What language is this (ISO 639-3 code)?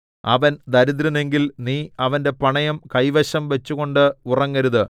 mal